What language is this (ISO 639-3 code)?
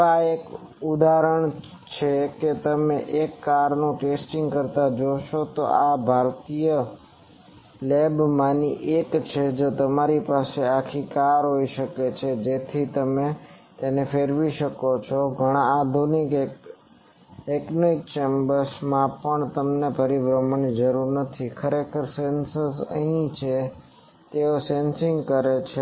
guj